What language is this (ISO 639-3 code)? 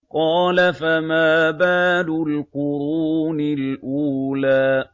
ara